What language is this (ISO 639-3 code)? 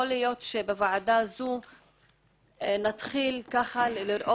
heb